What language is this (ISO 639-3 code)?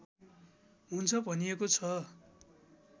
nep